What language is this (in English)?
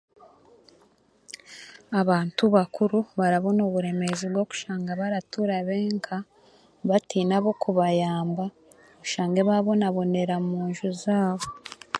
Chiga